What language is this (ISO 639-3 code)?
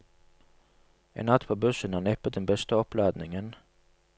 nor